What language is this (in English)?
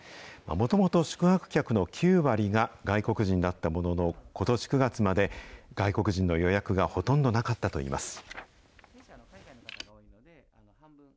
Japanese